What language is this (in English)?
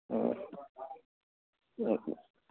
Manipuri